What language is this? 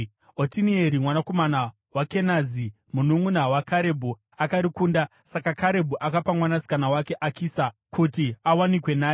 Shona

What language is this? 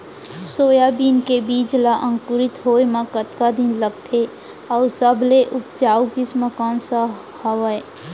Chhattisgarhi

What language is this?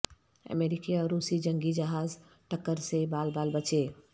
Urdu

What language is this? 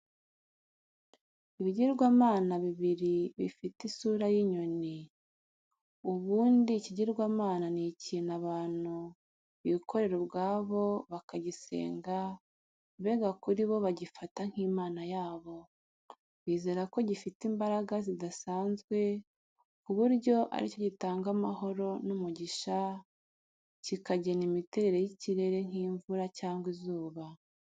Kinyarwanda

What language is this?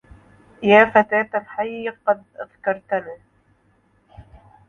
Arabic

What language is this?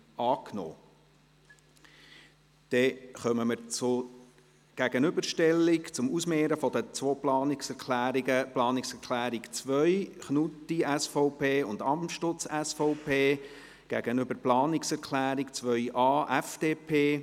Swiss German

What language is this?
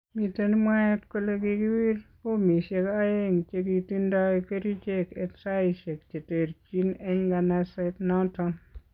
Kalenjin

